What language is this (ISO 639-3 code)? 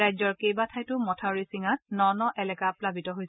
asm